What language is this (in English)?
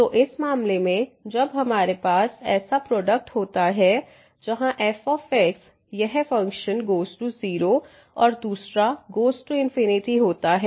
Hindi